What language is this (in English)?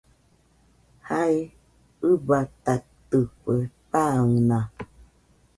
Nüpode Huitoto